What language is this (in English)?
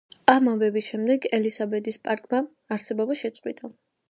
Georgian